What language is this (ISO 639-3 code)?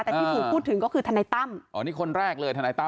tha